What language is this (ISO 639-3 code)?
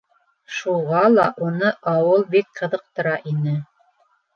bak